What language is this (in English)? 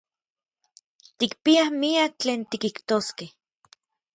Orizaba Nahuatl